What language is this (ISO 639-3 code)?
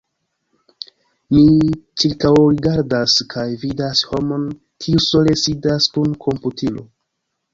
epo